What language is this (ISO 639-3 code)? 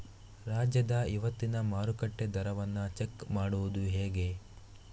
kan